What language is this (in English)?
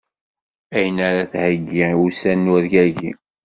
Kabyle